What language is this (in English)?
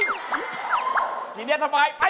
Thai